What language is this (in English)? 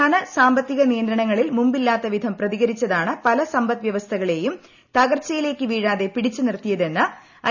Malayalam